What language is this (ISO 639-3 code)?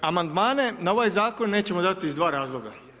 hrv